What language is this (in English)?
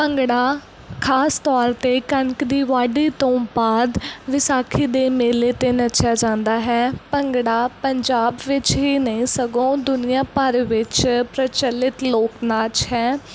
Punjabi